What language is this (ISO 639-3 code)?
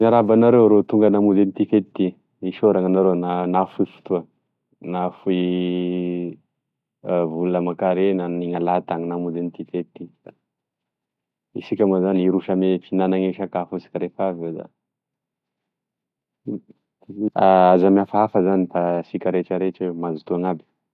tkg